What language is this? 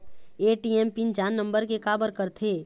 Chhattisgarhi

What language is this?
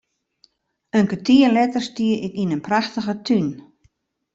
Western Frisian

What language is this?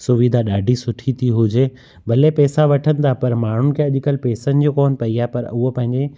Sindhi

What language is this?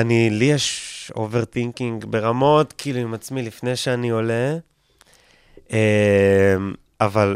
Hebrew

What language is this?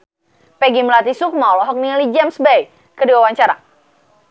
Sundanese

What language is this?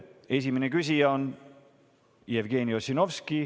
Estonian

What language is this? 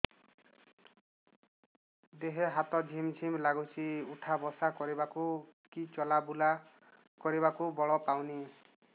Odia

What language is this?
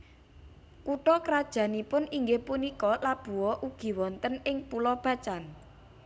Javanese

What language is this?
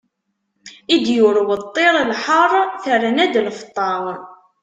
Kabyle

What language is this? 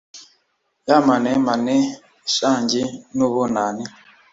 Kinyarwanda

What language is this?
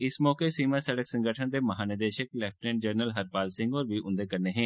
Dogri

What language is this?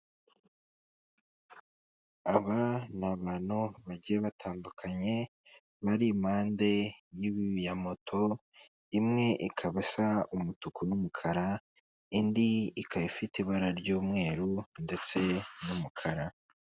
Kinyarwanda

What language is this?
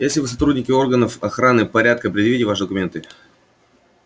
Russian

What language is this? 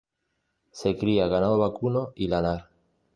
Spanish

